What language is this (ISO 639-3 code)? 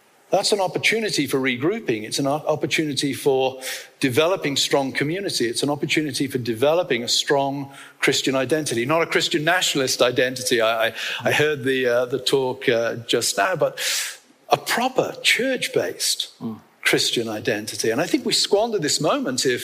eng